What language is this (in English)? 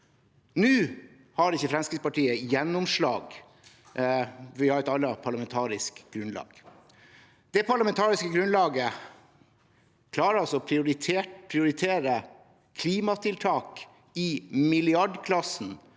Norwegian